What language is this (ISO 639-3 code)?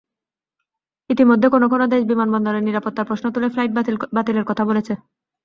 ben